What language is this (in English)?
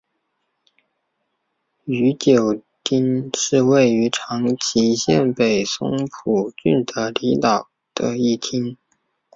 Chinese